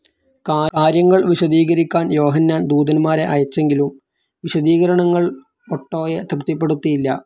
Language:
Malayalam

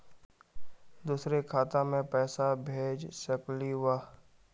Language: Magahi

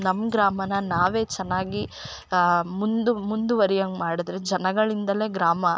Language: Kannada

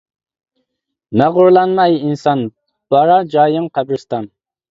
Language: Uyghur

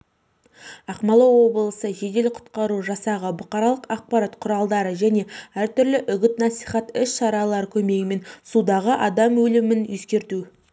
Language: Kazakh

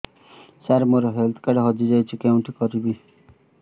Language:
Odia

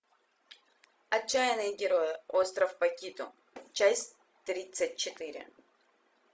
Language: Russian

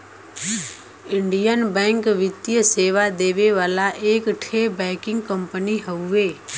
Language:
Bhojpuri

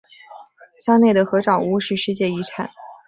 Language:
Chinese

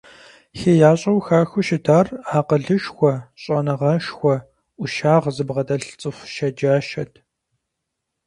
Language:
Kabardian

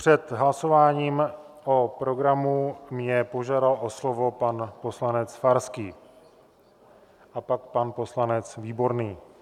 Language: Czech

